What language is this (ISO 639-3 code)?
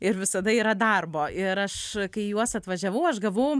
lit